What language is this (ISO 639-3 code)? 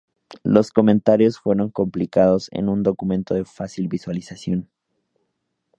spa